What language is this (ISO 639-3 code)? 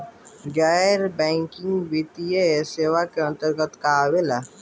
bho